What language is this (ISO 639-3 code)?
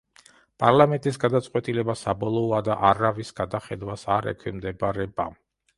kat